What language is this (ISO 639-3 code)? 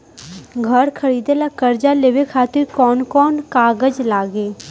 bho